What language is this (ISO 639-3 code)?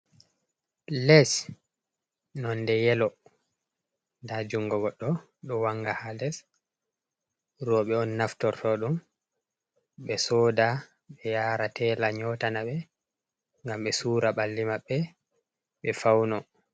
ful